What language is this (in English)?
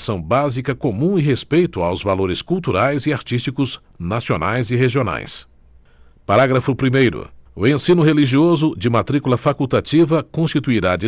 Portuguese